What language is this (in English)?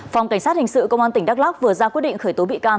Vietnamese